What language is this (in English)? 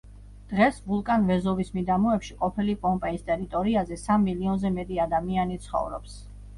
Georgian